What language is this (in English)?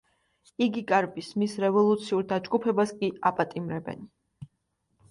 Georgian